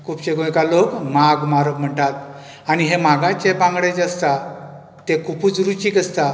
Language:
Konkani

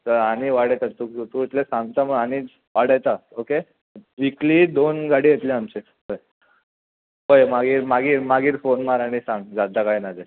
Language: Konkani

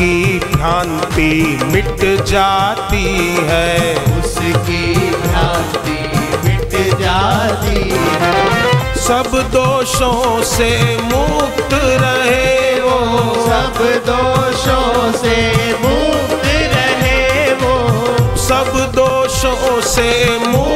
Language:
Hindi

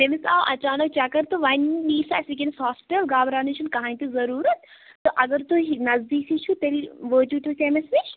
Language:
Kashmiri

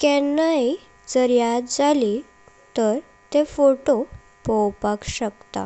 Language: Konkani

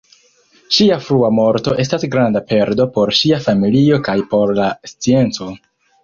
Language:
Esperanto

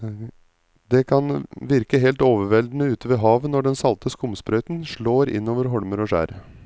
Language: Norwegian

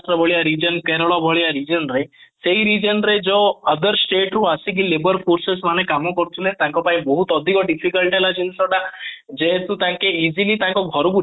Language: Odia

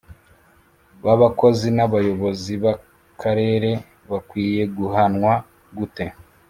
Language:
Kinyarwanda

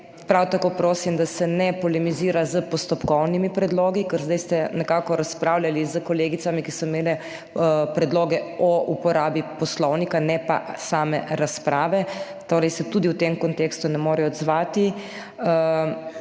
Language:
Slovenian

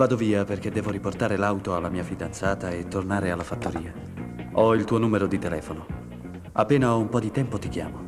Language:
Italian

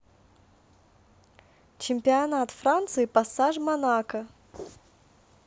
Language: Russian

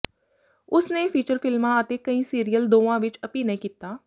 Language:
Punjabi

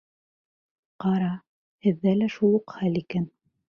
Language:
Bashkir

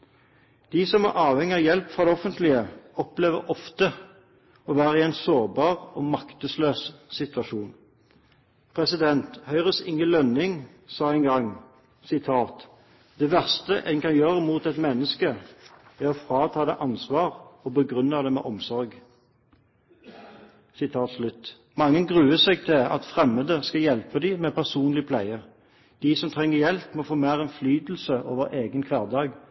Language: Norwegian Bokmål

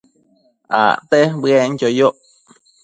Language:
Matsés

